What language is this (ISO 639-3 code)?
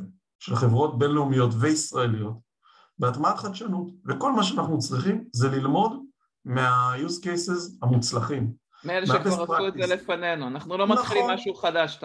heb